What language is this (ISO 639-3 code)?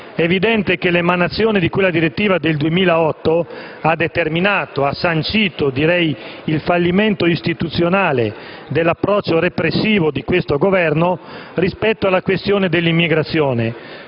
ita